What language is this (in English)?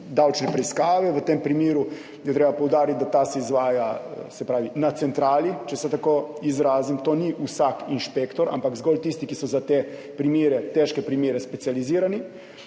Slovenian